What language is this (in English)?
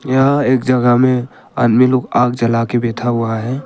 Hindi